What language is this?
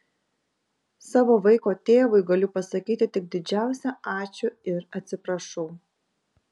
Lithuanian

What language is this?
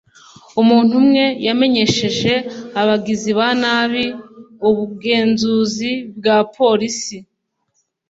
Kinyarwanda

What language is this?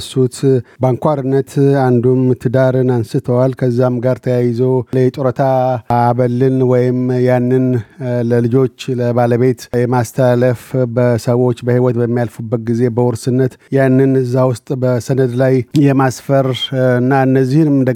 Amharic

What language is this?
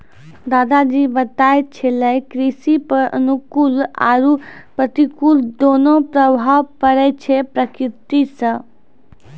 Maithili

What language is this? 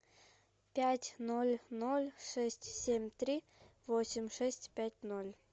Russian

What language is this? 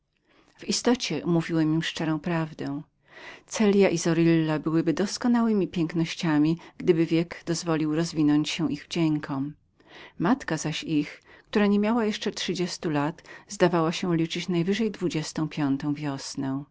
Polish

